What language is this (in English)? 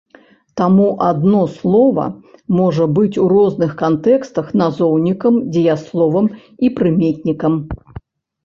Belarusian